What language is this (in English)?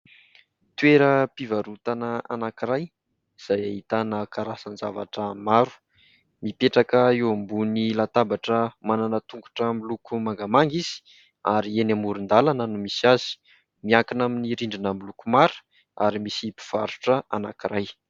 Malagasy